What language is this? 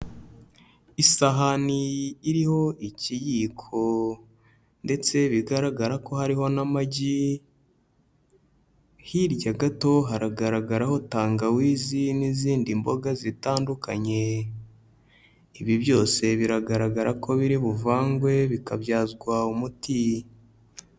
Kinyarwanda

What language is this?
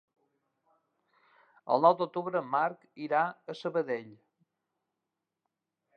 Catalan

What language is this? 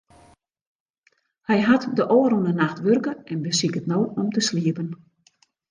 Western Frisian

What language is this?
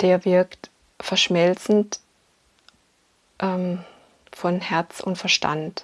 German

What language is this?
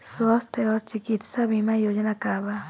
Bhojpuri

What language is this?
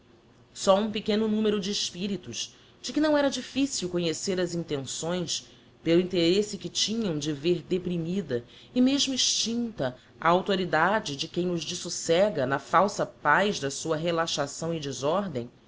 Portuguese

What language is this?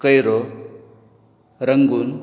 Konkani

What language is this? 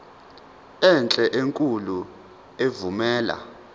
Zulu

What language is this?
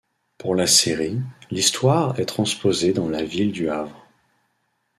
French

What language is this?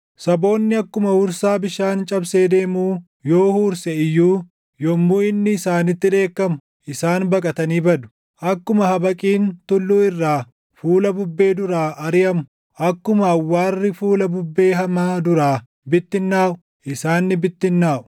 Oromo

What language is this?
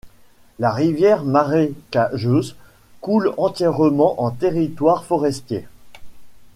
French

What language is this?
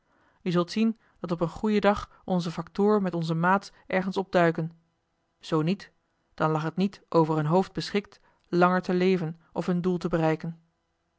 Dutch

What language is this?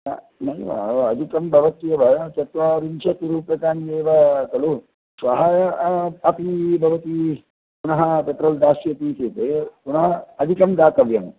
Sanskrit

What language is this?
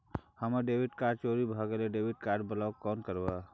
Maithili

